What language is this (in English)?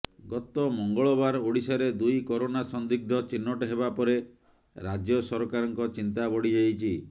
Odia